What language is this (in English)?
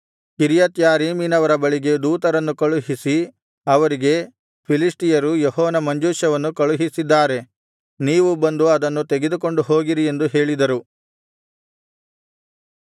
Kannada